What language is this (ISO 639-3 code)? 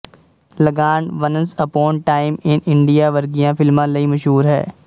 pan